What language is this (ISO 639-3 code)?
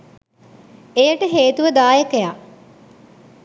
sin